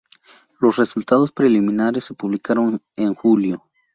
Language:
Spanish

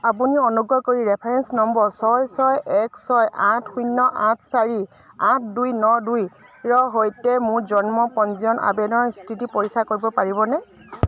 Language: Assamese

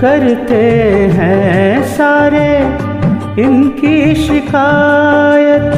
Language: Hindi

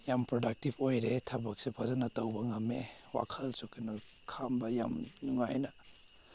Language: Manipuri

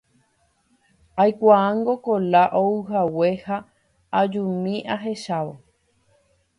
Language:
Guarani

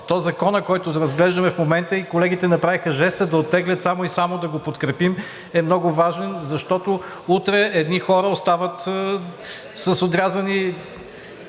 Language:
Bulgarian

